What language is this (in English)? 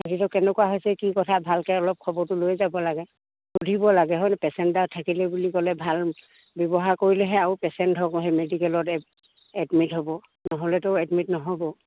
Assamese